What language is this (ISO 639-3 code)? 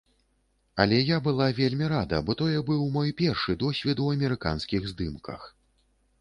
bel